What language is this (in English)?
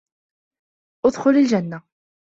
Arabic